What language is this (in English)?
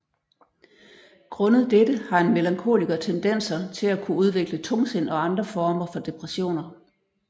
Danish